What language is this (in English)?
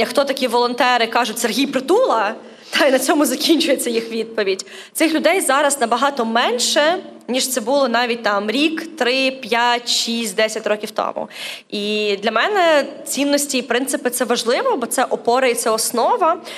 Ukrainian